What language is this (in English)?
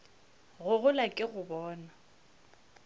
Northern Sotho